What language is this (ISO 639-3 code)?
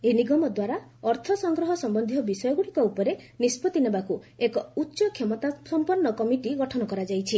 ori